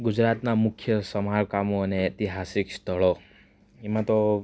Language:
Gujarati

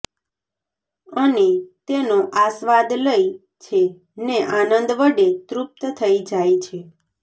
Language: Gujarati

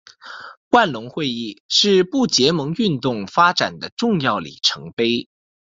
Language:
Chinese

